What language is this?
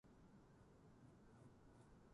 Japanese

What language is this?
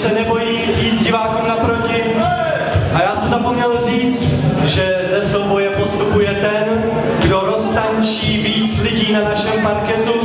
Czech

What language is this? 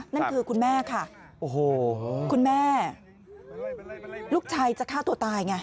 Thai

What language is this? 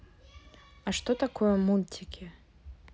Russian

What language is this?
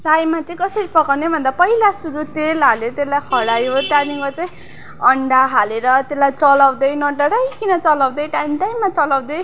Nepali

